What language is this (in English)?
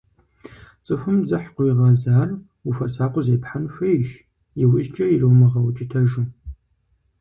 Kabardian